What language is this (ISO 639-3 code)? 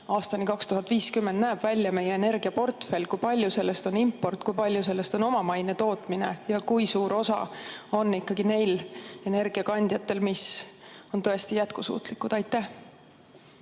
est